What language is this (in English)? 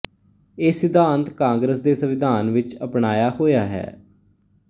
Punjabi